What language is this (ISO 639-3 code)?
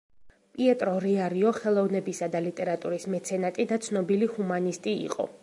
kat